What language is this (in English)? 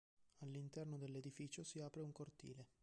Italian